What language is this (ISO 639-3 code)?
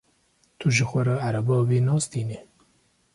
kur